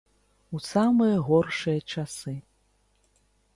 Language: Belarusian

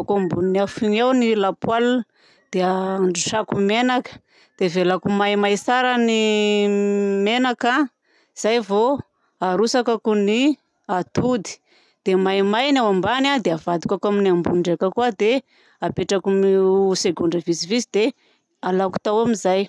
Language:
Southern Betsimisaraka Malagasy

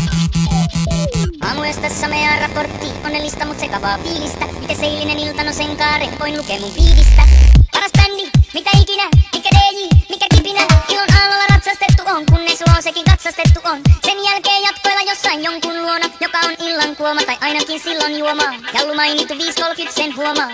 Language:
Finnish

